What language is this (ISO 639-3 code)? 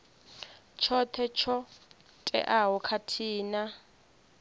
ven